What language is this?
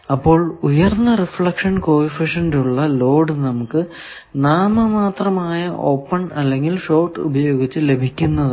Malayalam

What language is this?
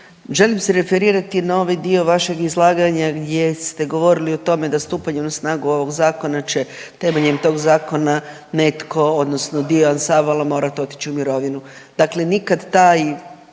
Croatian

